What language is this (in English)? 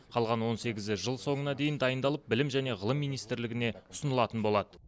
Kazakh